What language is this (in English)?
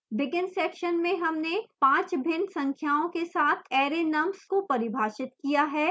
Hindi